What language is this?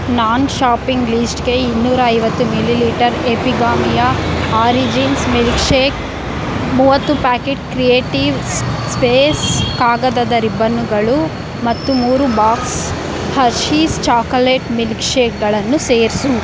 Kannada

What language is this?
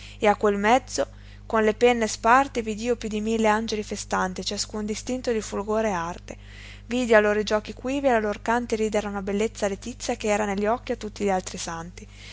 Italian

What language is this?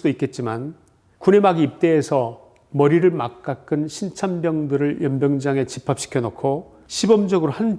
Korean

